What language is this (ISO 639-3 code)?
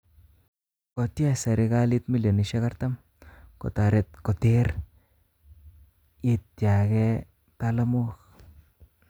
kln